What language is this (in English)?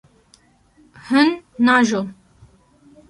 Kurdish